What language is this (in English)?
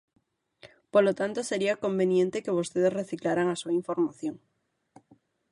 Galician